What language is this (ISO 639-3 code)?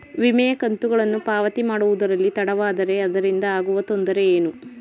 kan